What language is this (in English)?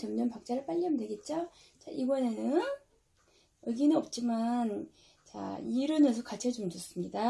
Korean